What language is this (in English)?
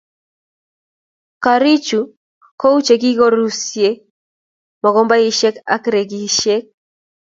Kalenjin